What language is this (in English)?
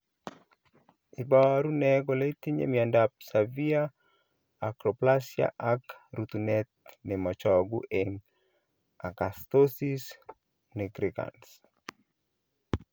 Kalenjin